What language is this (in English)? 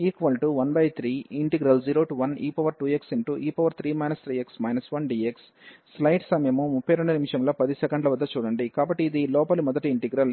Telugu